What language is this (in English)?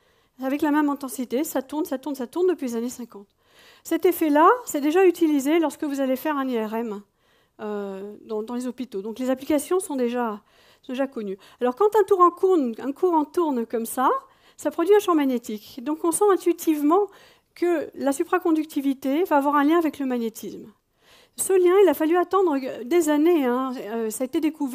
French